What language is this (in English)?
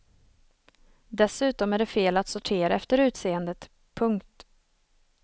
Swedish